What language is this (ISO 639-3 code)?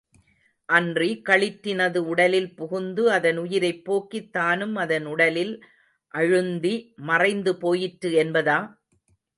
tam